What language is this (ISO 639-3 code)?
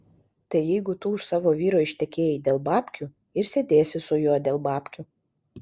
lit